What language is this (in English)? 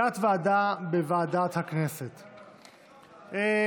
Hebrew